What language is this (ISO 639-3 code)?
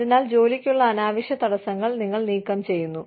mal